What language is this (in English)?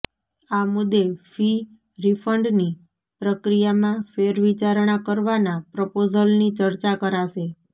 Gujarati